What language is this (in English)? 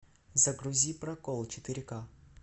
Russian